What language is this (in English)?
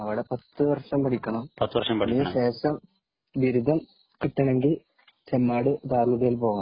Malayalam